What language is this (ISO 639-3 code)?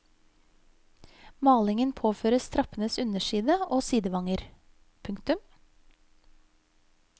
nor